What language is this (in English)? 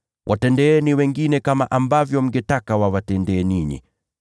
Swahili